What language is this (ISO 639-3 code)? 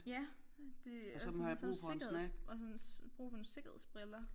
dan